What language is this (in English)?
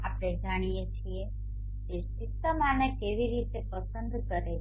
Gujarati